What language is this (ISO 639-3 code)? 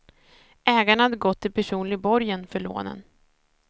swe